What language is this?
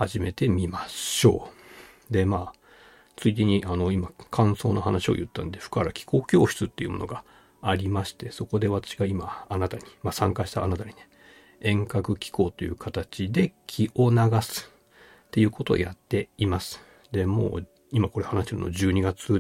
Japanese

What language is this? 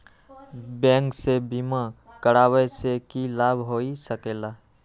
Magahi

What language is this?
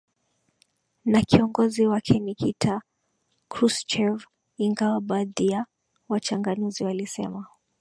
Swahili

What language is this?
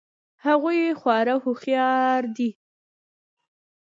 Pashto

